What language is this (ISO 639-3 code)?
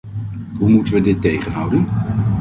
nld